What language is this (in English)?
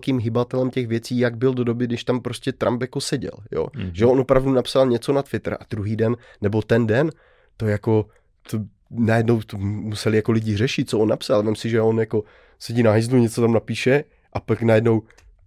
Czech